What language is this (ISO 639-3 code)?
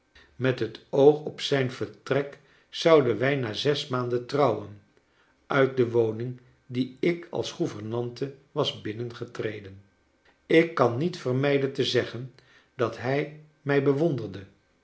nld